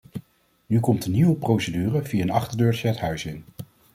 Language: Dutch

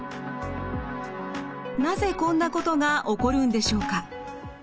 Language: Japanese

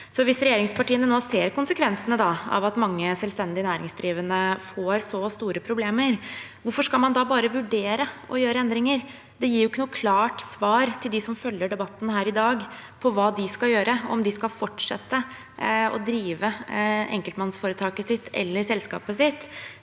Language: Norwegian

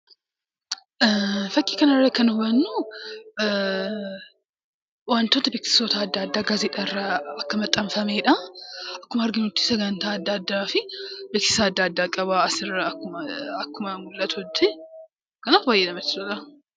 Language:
Oromo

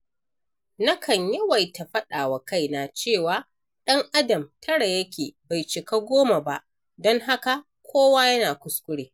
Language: Hausa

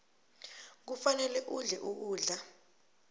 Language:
South Ndebele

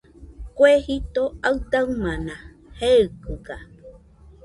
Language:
Nüpode Huitoto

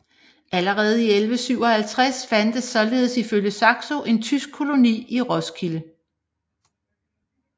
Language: Danish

